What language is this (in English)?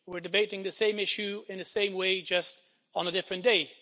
English